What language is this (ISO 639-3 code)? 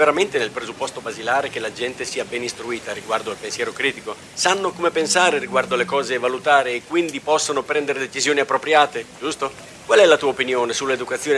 ita